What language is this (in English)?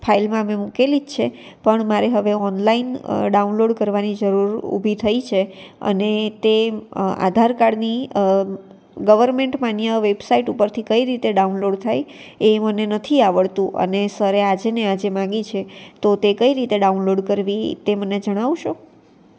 Gujarati